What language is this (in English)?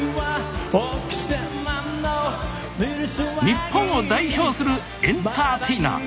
Japanese